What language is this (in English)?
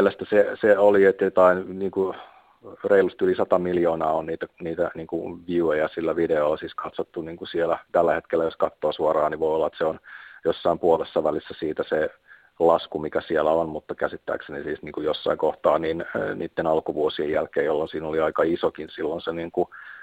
Finnish